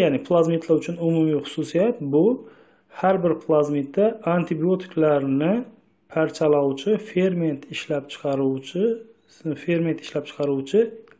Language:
Turkish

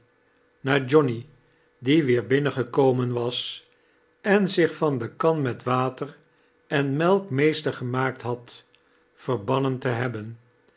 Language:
Dutch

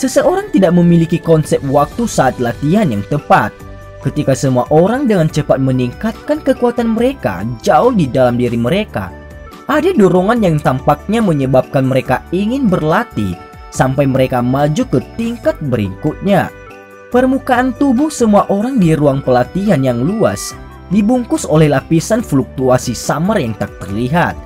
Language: Indonesian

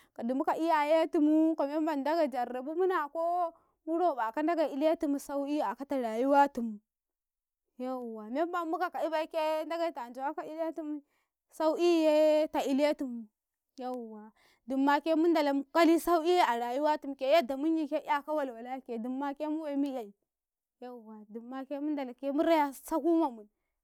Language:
Karekare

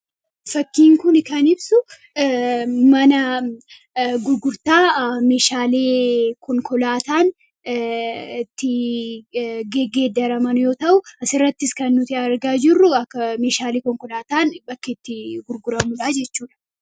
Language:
Oromo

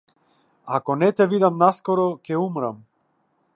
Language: Macedonian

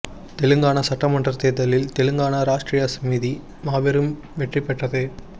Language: Tamil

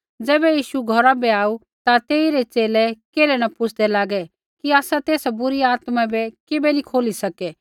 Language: Kullu Pahari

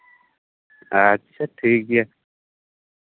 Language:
Santali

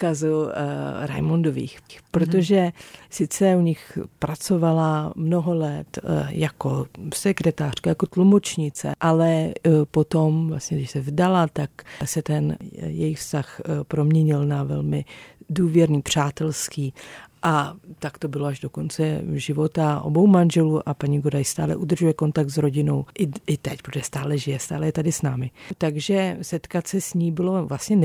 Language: Czech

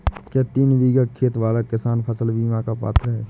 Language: Hindi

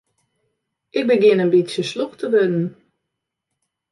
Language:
Western Frisian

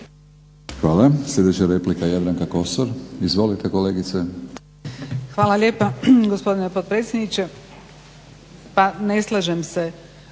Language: Croatian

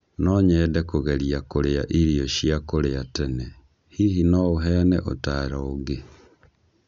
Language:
Kikuyu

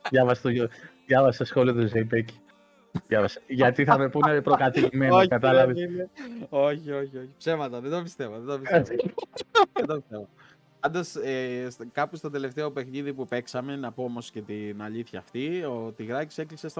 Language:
Greek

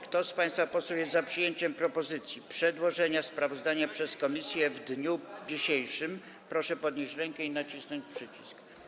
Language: Polish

